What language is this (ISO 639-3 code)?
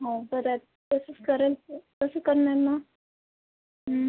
mar